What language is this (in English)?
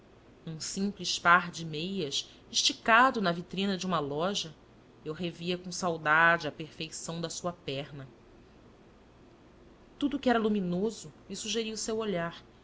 Portuguese